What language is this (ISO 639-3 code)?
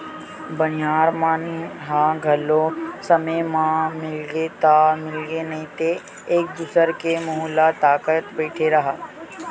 hne